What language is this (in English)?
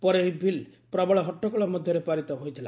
Odia